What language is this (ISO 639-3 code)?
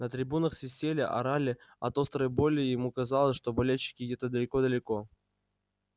rus